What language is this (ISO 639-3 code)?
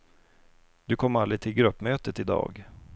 swe